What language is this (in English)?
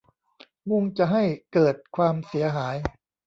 Thai